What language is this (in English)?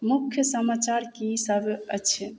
Maithili